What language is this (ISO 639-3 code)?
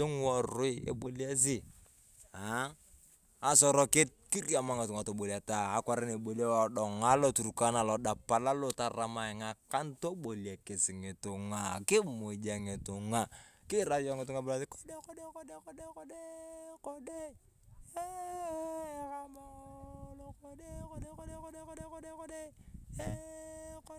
tuv